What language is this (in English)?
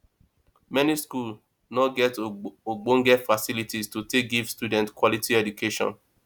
Nigerian Pidgin